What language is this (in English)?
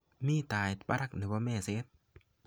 Kalenjin